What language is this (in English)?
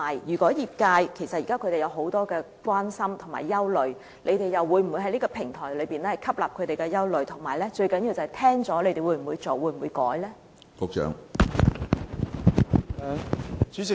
Cantonese